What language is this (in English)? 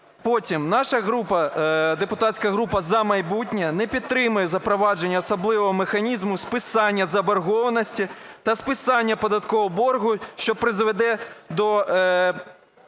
Ukrainian